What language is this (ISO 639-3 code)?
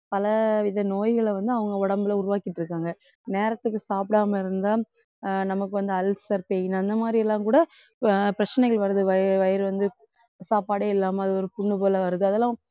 tam